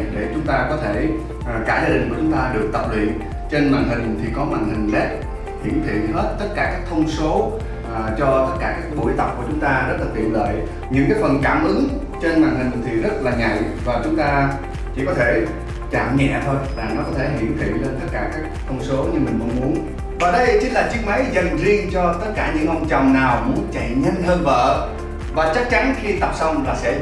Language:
Vietnamese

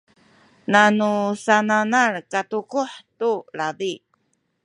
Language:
Sakizaya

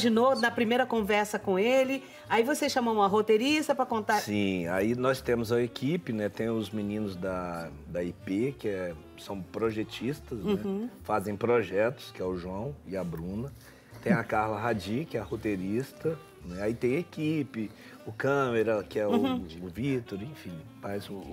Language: Portuguese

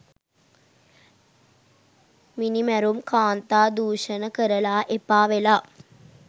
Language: Sinhala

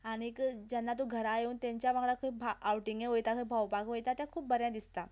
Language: Konkani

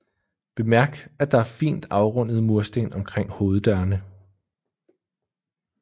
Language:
Danish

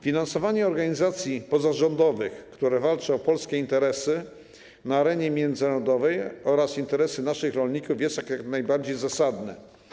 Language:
Polish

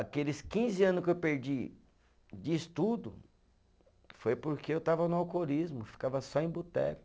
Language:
Portuguese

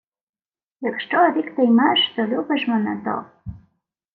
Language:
Ukrainian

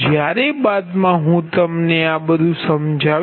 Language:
Gujarati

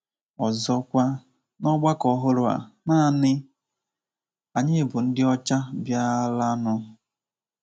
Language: Igbo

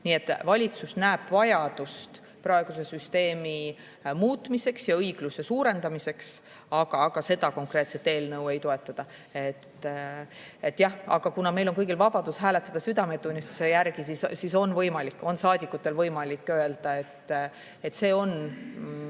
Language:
Estonian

